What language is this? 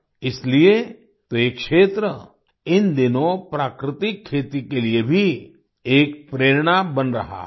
Hindi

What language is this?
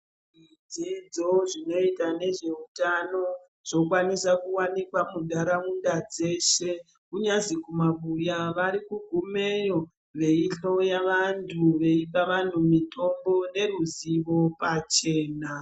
Ndau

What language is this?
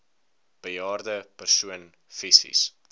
Afrikaans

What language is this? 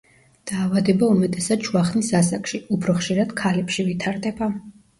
Georgian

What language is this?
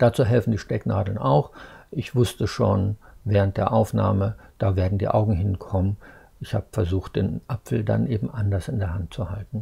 German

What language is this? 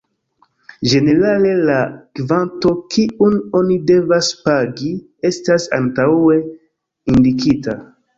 Esperanto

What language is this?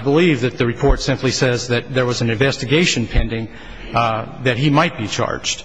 English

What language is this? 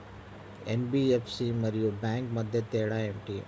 Telugu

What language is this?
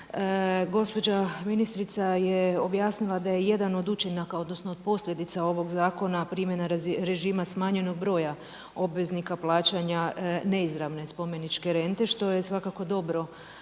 Croatian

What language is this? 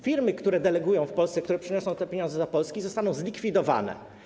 Polish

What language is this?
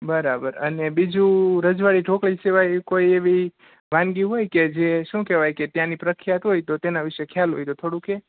Gujarati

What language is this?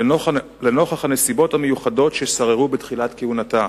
Hebrew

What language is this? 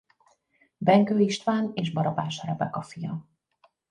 Hungarian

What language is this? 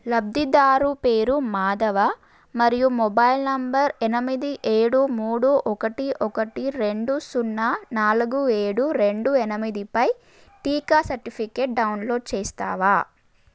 Telugu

